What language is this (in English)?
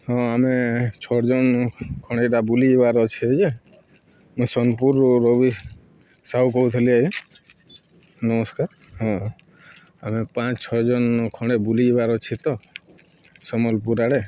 Odia